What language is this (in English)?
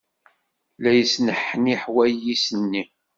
Kabyle